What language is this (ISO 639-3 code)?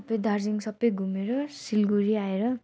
nep